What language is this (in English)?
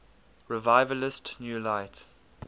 English